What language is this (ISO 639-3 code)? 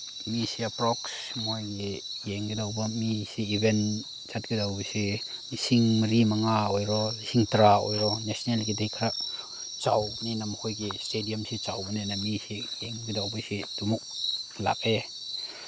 mni